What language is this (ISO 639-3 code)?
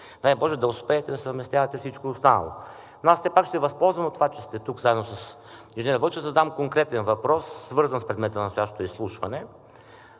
bul